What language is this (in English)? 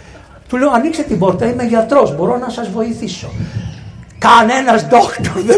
Greek